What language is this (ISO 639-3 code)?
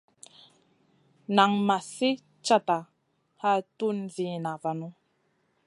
mcn